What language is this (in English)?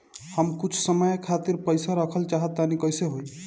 Bhojpuri